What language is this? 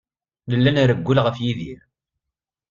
Kabyle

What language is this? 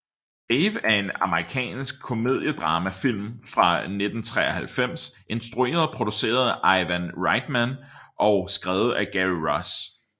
Danish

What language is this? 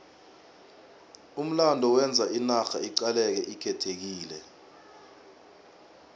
South Ndebele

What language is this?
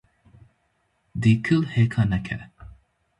Kurdish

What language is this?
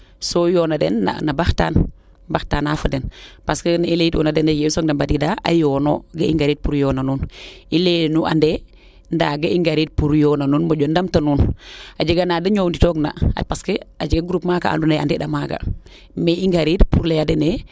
Serer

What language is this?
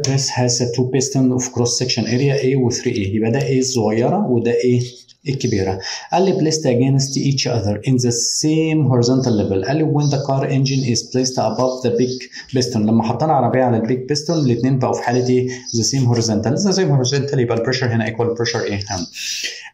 Arabic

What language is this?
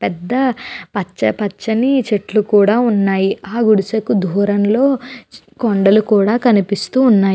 Telugu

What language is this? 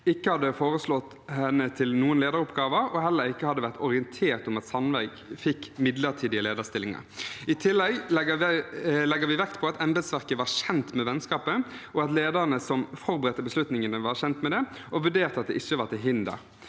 Norwegian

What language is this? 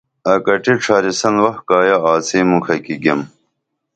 Dameli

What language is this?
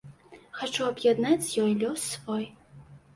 Belarusian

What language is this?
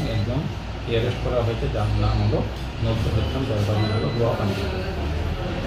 Bangla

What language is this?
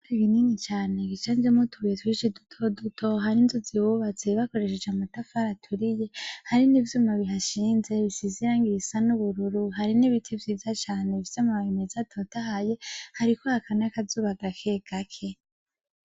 Rundi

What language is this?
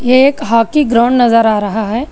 Hindi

